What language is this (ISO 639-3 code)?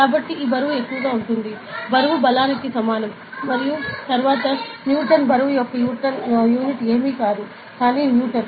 tel